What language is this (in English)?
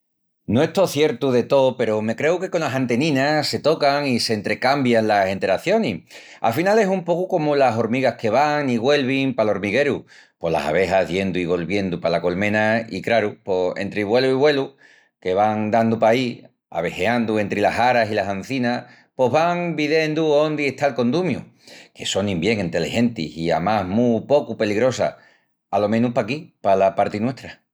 Extremaduran